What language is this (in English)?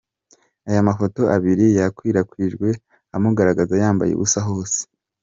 Kinyarwanda